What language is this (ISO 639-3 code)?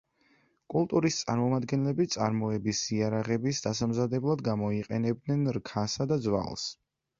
kat